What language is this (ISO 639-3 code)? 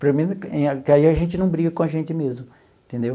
por